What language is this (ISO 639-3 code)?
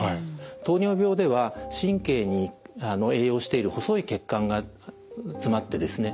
jpn